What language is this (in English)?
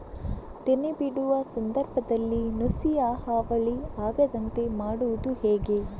Kannada